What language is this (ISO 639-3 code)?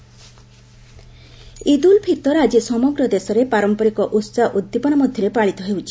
ori